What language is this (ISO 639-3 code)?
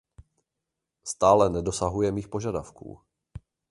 ces